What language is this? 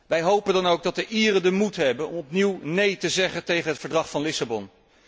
Dutch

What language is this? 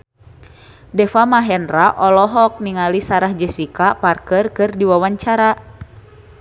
Sundanese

